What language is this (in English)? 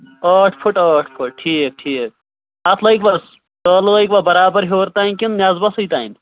Kashmiri